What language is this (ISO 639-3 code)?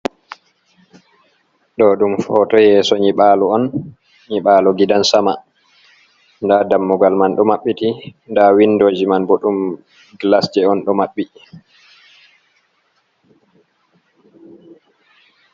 ful